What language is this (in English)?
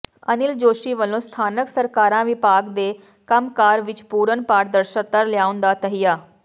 Punjabi